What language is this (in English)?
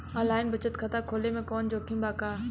Bhojpuri